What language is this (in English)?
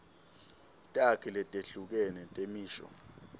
Swati